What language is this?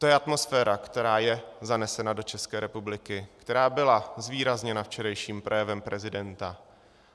Czech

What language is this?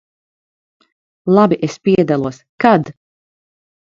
Latvian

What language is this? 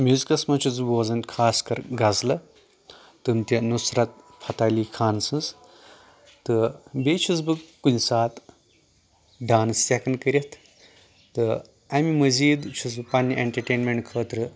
Kashmiri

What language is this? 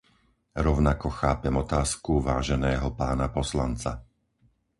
Slovak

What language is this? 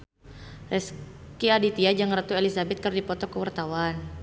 Sundanese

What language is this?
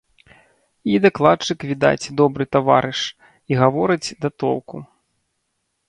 Belarusian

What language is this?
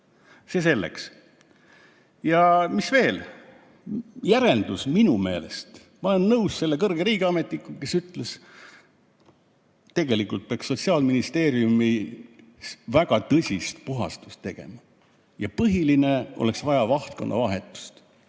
Estonian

